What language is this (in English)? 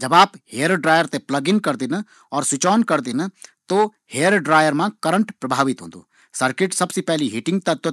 Garhwali